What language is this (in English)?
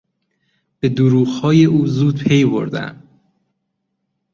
Persian